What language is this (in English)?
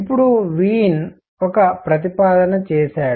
Telugu